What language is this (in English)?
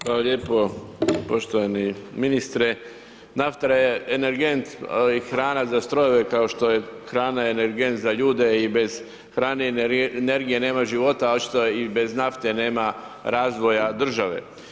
Croatian